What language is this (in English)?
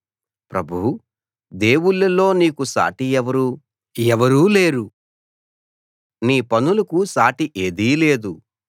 Telugu